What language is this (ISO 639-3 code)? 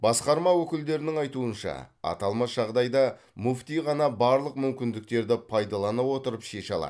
kaz